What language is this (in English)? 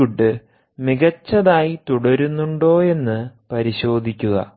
Malayalam